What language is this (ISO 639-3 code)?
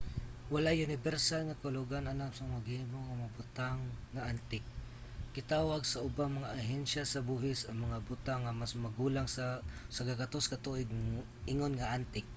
ceb